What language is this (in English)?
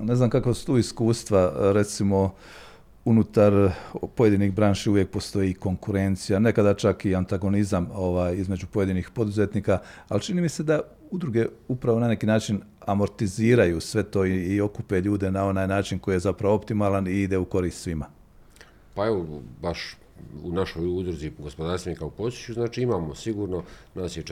Croatian